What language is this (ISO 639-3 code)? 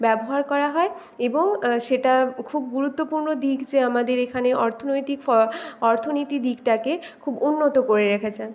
ben